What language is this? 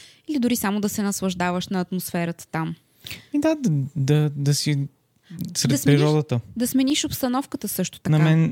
Bulgarian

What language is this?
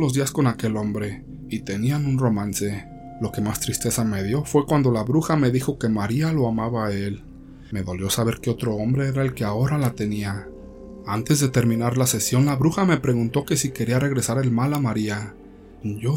Spanish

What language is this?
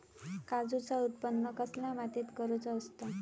Marathi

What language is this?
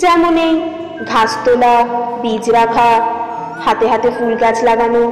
Bangla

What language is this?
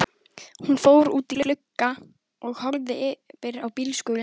Icelandic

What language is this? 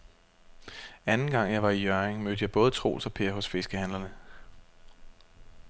Danish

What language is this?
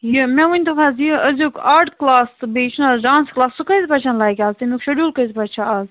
Kashmiri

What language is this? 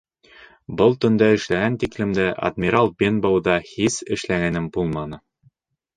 Bashkir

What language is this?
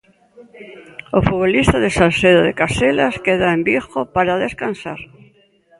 Galician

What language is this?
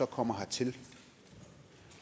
Danish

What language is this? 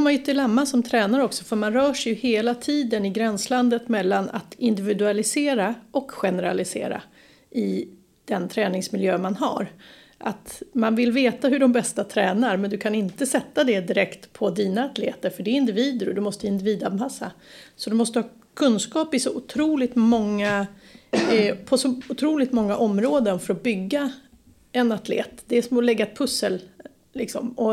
Swedish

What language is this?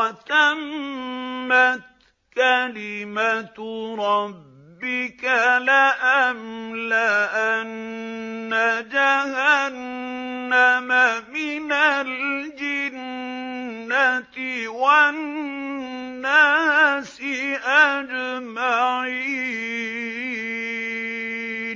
Arabic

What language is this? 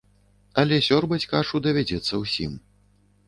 Belarusian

